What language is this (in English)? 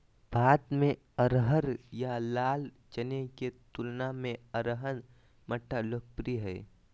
Magahi